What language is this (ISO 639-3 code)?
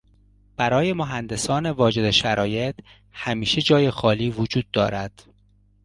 fas